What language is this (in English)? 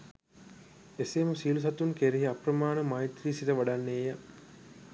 Sinhala